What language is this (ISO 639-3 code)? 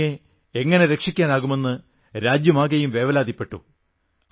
mal